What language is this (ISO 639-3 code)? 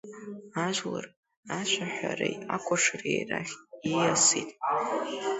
abk